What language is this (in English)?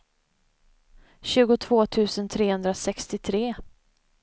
Swedish